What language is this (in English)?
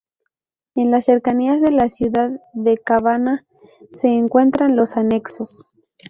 Spanish